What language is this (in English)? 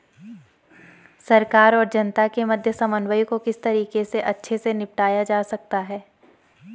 Hindi